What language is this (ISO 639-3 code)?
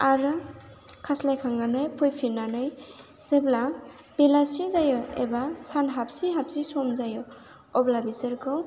brx